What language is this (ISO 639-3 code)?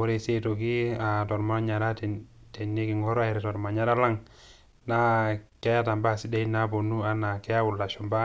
mas